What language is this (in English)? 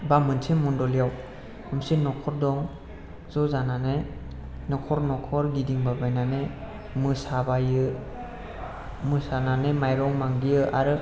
Bodo